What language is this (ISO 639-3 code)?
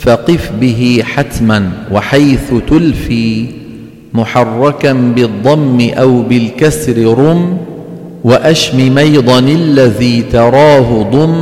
ara